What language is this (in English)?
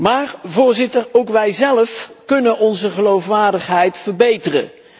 Dutch